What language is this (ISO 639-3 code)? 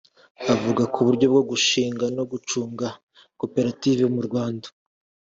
kin